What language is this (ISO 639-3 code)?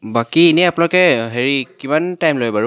asm